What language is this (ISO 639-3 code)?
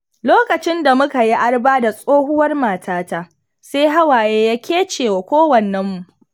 hau